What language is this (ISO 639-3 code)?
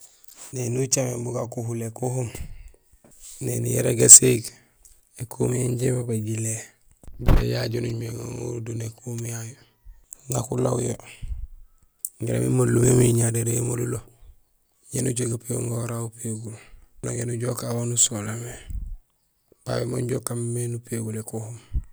gsl